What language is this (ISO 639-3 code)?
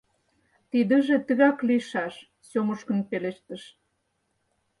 chm